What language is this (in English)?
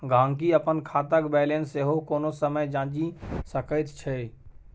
Maithili